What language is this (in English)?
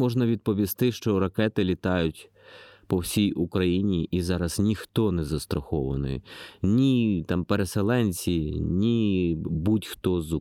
Ukrainian